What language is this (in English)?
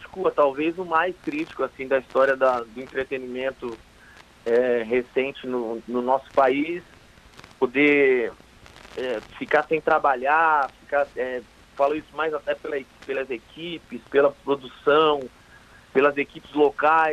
Portuguese